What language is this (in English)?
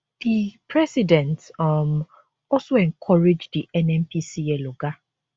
Nigerian Pidgin